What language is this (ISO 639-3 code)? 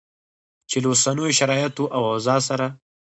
pus